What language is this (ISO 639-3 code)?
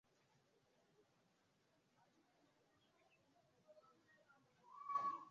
swa